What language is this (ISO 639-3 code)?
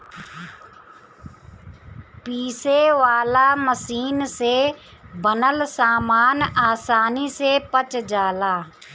bho